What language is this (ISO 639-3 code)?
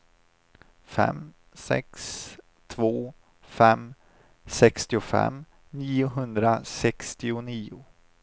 swe